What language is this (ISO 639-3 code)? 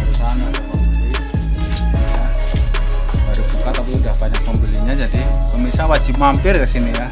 ind